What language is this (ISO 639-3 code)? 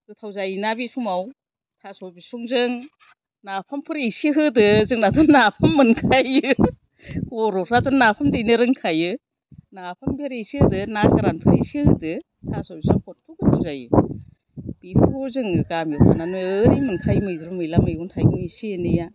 brx